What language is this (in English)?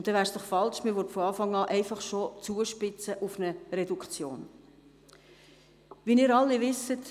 Swiss German